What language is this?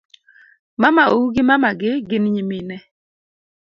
Luo (Kenya and Tanzania)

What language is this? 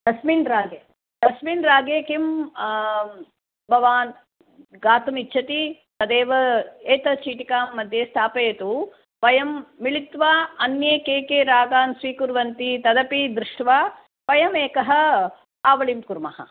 Sanskrit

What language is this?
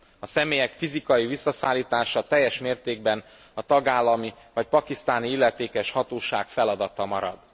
Hungarian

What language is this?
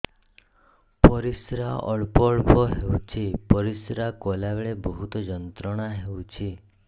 Odia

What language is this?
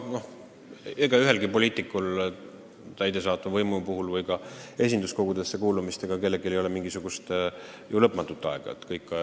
Estonian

